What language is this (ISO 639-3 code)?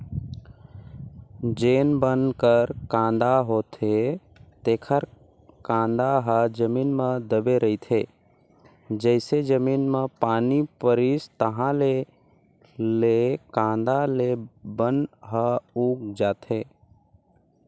hne